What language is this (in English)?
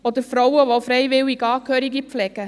Swiss German